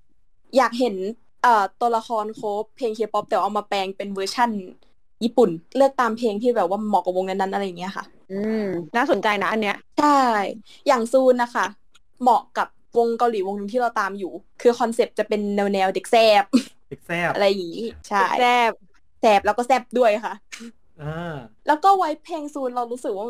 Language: Thai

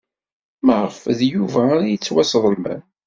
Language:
Kabyle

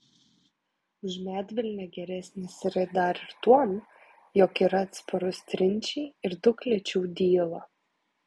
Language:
Lithuanian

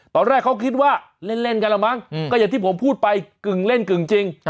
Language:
Thai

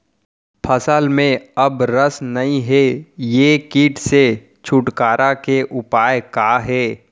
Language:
Chhattisgarhi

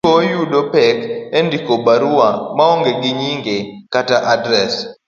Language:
Luo (Kenya and Tanzania)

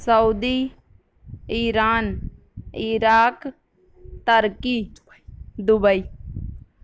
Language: Urdu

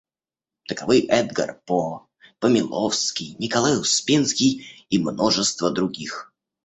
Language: Russian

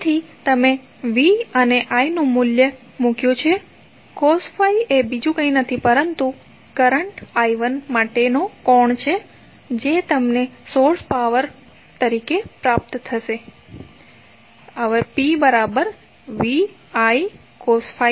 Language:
Gujarati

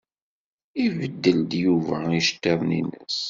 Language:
Kabyle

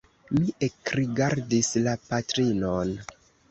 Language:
Esperanto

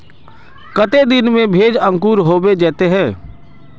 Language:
Magahi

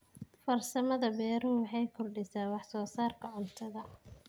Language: Somali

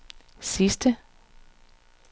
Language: Danish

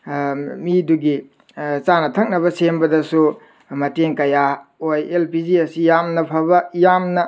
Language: Manipuri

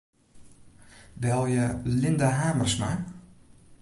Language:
Western Frisian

